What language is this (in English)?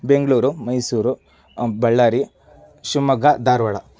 Kannada